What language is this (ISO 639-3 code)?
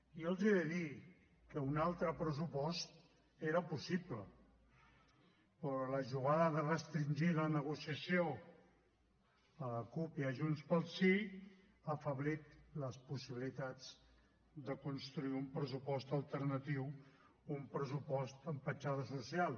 cat